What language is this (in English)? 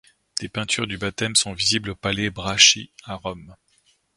French